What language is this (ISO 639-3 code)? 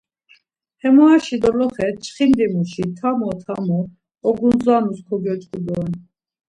lzz